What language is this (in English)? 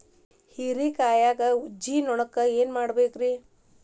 Kannada